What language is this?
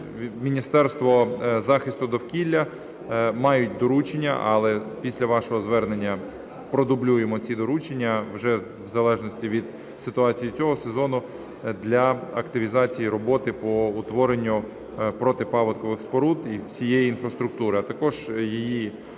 Ukrainian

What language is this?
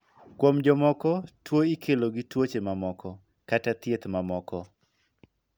Luo (Kenya and Tanzania)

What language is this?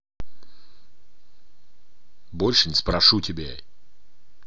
Russian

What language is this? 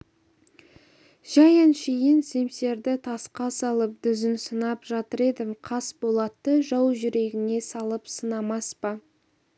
Kazakh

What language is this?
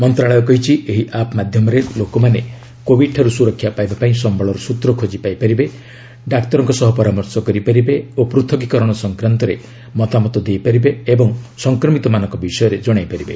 Odia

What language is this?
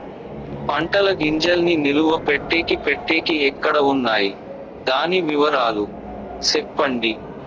Telugu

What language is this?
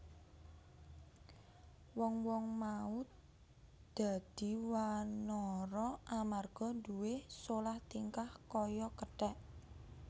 Javanese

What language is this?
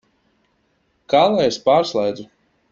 Latvian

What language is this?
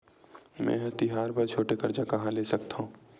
Chhattisgarhi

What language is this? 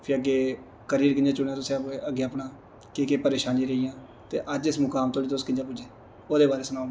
Dogri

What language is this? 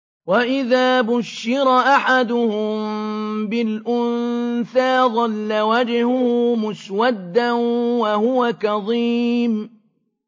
Arabic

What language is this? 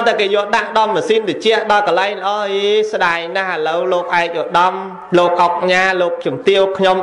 Vietnamese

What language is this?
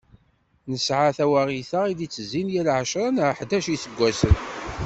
Kabyle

